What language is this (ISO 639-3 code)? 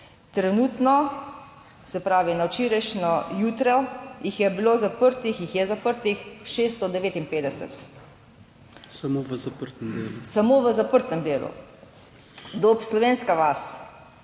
slv